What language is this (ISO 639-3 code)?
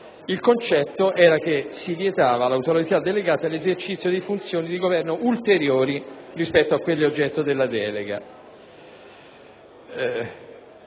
ita